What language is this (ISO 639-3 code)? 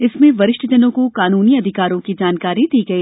hin